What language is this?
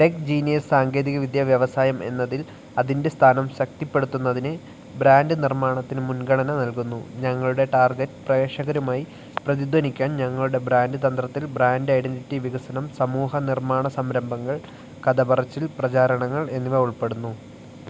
Malayalam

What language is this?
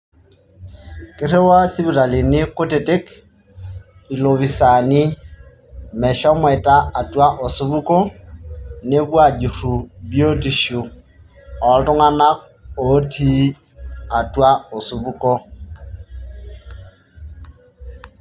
Masai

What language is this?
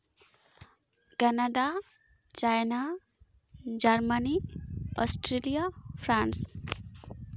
Santali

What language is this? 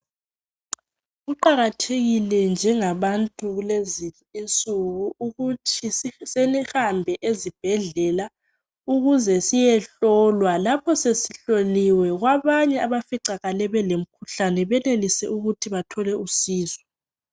North Ndebele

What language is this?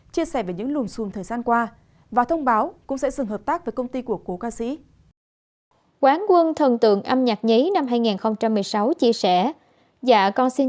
Vietnamese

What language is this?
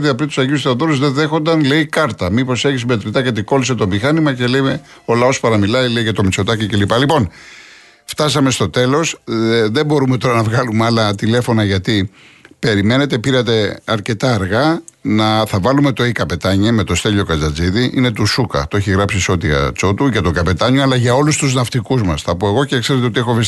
Greek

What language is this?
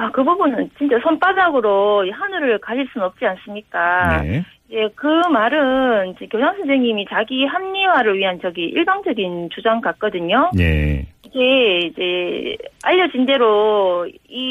Korean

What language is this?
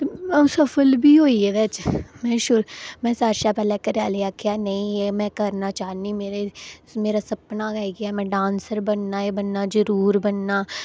Dogri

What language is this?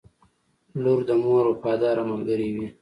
Pashto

